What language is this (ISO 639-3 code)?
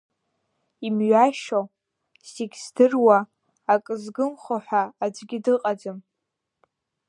abk